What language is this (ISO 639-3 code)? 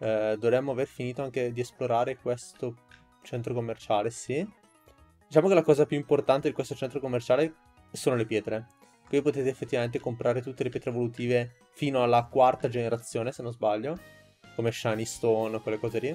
ita